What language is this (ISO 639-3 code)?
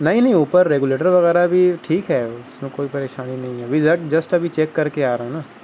urd